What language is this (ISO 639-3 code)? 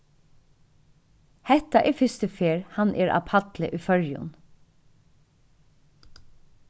fao